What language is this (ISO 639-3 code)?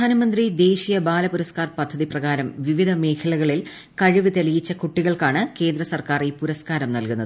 mal